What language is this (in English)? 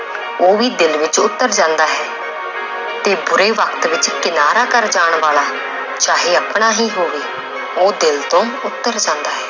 Punjabi